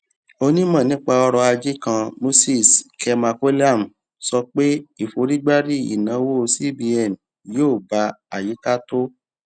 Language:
Yoruba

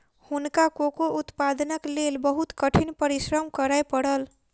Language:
Maithili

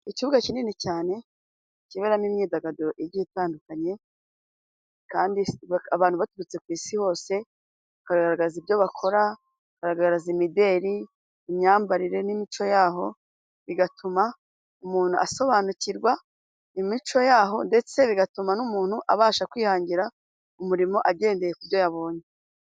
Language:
Kinyarwanda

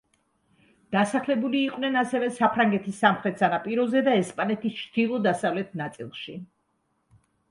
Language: Georgian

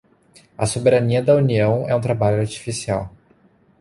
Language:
Portuguese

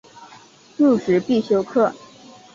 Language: Chinese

